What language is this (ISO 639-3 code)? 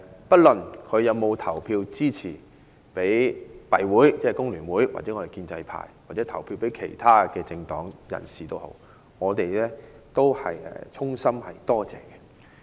yue